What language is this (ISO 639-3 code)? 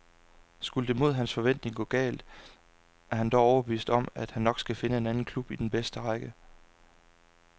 dan